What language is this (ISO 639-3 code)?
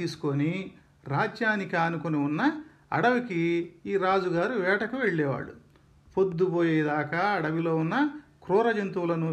tel